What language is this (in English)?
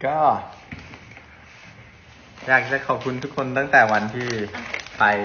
Thai